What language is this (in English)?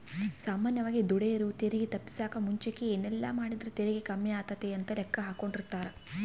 Kannada